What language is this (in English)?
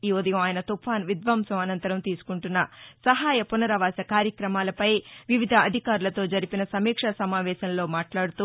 Telugu